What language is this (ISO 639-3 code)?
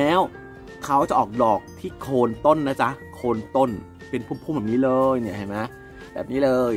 tha